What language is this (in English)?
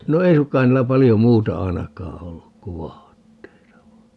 Finnish